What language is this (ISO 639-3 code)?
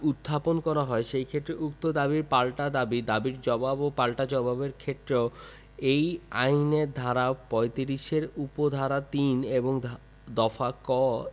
ben